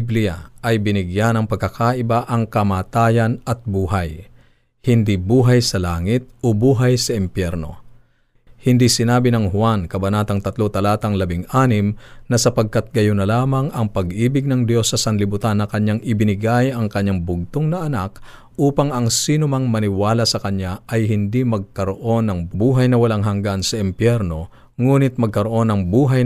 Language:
Filipino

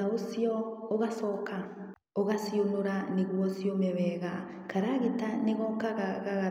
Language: Kikuyu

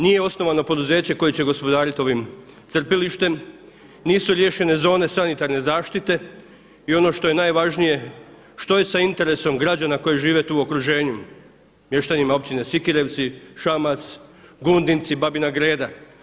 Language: Croatian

